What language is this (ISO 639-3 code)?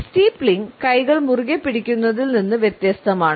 mal